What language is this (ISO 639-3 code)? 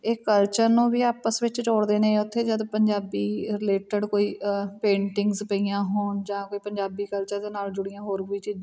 pan